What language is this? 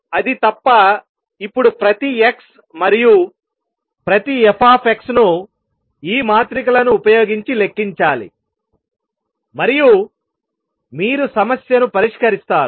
Telugu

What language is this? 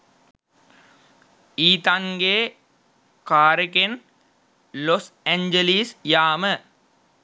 Sinhala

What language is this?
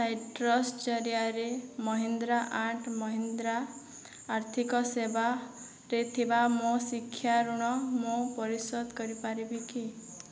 Odia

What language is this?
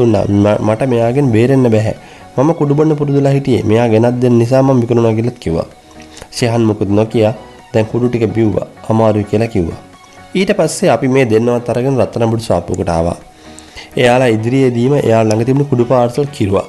Thai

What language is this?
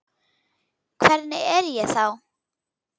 Icelandic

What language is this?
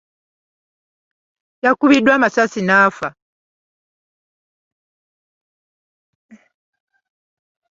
Ganda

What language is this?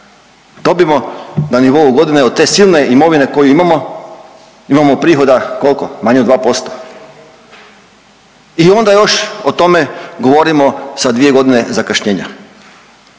Croatian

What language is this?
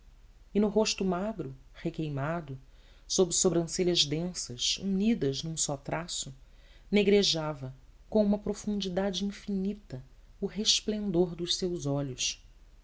Portuguese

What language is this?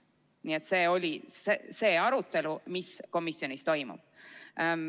Estonian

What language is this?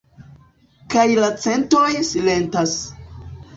Esperanto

